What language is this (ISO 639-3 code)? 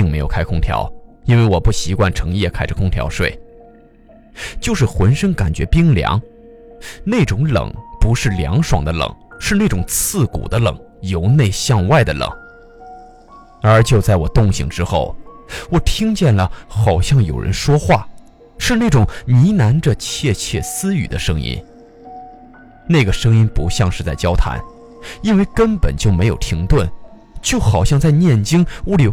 zho